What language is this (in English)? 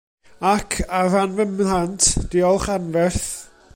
Welsh